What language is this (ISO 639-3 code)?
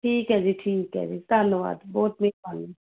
pan